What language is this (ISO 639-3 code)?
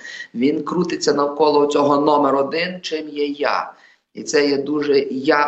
ukr